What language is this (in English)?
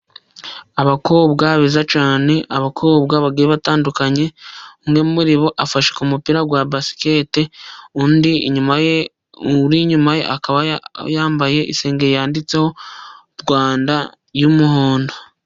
Kinyarwanda